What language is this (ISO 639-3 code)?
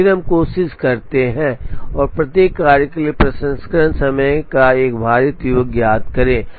hin